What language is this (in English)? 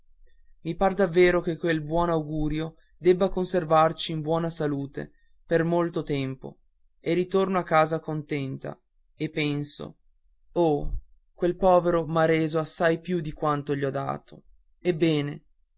Italian